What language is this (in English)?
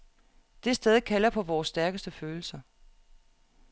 Danish